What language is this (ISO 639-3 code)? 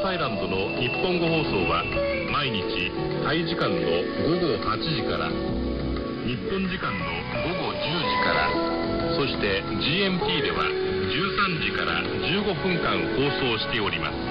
jpn